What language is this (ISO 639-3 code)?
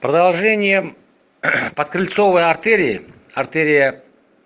rus